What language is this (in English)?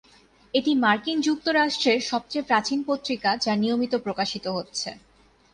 Bangla